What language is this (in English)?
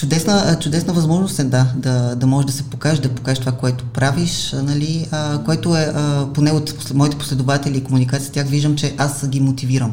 Bulgarian